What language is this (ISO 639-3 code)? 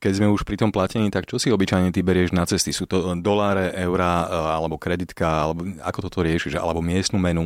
slk